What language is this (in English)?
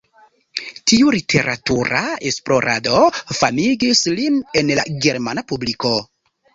Esperanto